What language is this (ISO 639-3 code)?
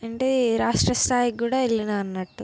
tel